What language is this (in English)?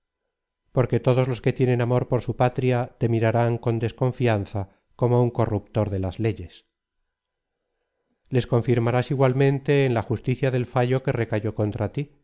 Spanish